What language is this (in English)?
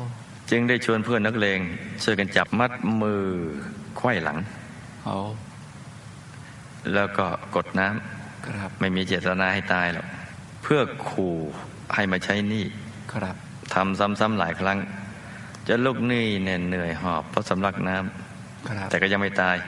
Thai